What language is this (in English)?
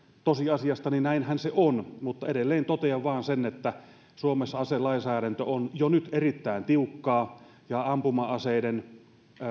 Finnish